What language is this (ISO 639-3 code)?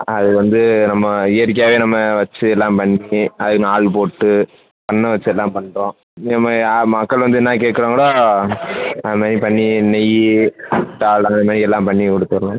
tam